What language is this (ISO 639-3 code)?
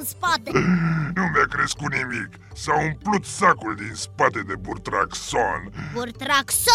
ron